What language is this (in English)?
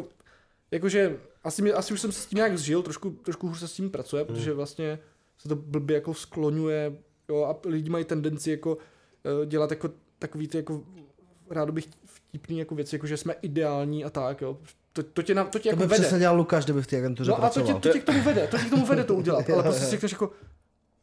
Czech